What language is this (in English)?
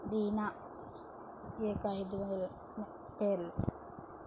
Telugu